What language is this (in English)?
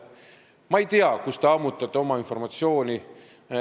Estonian